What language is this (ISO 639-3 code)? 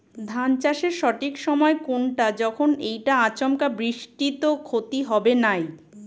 ben